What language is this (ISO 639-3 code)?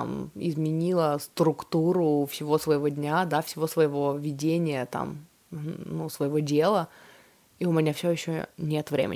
rus